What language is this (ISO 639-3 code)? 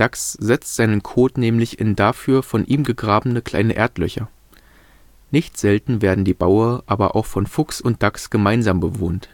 deu